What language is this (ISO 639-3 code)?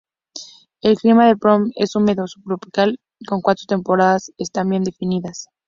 spa